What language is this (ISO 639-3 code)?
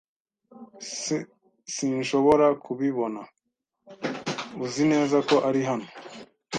kin